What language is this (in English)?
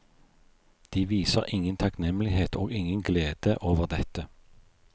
Norwegian